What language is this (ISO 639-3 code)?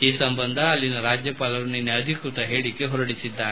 kan